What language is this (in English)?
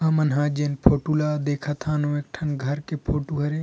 Chhattisgarhi